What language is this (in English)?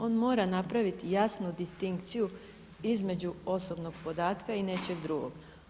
Croatian